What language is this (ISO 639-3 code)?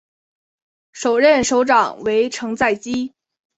zho